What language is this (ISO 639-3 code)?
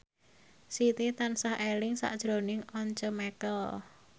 jav